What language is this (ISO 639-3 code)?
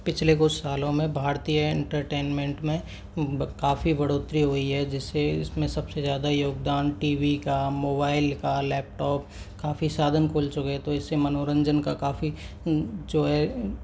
hin